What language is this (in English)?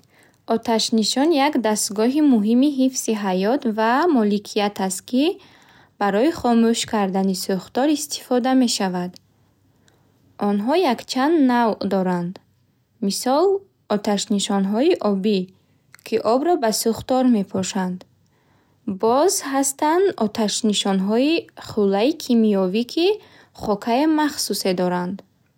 Bukharic